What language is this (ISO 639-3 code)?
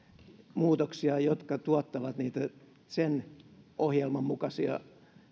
fin